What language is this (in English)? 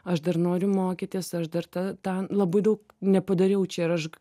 Lithuanian